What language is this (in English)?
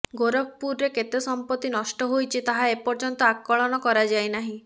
Odia